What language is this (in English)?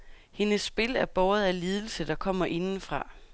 Danish